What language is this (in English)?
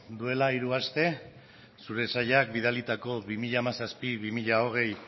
Basque